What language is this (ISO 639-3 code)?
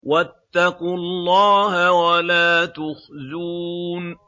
ara